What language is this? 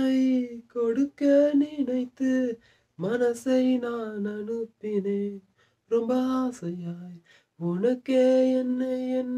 Dutch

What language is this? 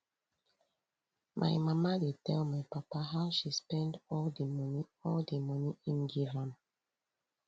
Nigerian Pidgin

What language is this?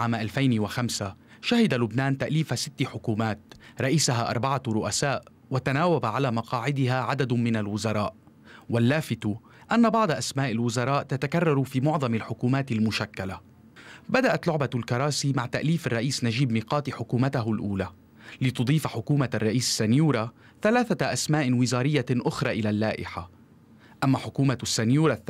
Arabic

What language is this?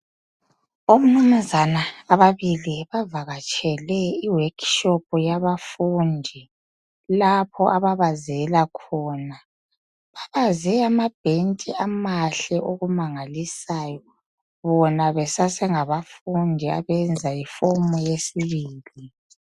North Ndebele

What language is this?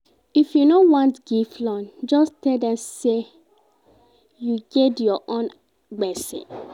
Nigerian Pidgin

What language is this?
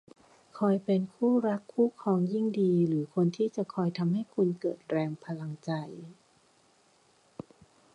Thai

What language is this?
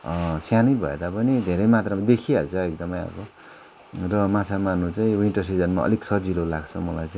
Nepali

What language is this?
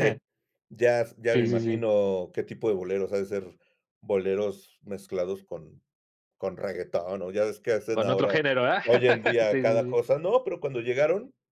Spanish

